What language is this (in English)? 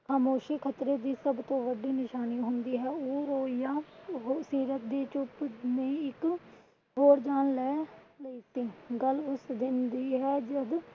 Punjabi